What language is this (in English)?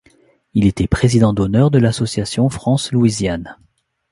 French